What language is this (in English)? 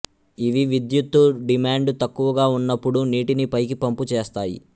Telugu